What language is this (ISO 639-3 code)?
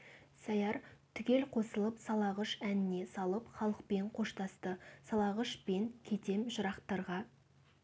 kaz